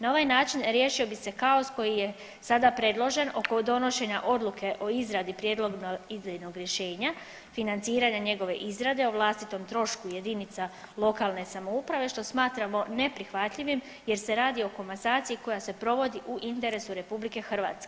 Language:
Croatian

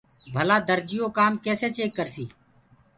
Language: Gurgula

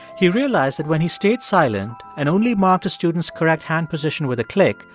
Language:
English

